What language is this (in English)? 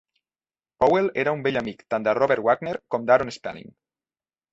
Catalan